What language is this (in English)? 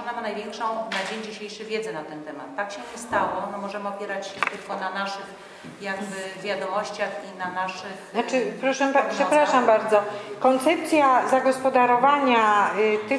Polish